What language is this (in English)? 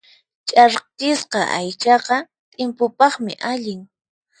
Puno Quechua